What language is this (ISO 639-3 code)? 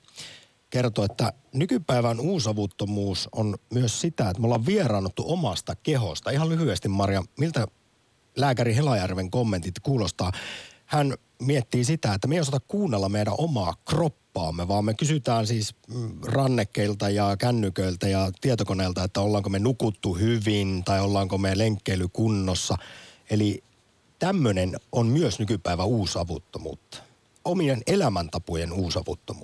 fin